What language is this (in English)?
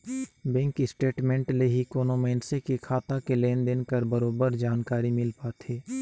Chhattisgarhi